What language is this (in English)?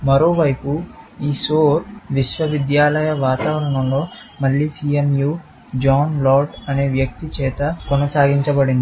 Telugu